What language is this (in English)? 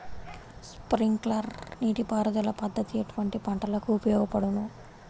Telugu